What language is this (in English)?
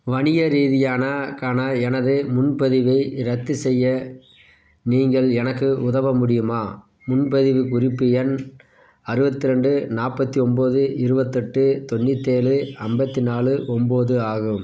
Tamil